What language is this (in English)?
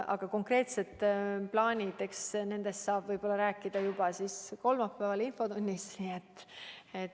Estonian